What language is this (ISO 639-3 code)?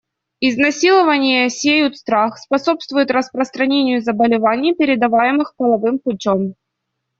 rus